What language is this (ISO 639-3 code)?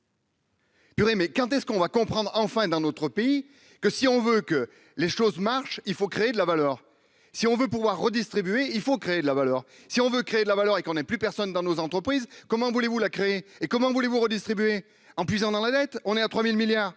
fra